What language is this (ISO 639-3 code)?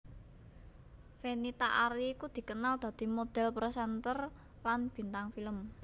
jav